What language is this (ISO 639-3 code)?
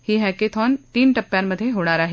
mar